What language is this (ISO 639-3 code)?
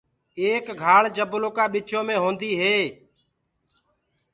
ggg